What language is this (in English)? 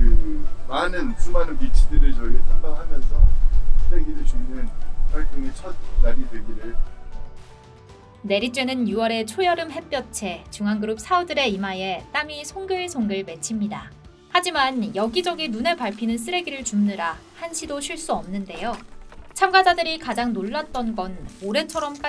Korean